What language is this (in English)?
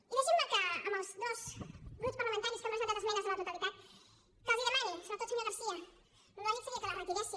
Catalan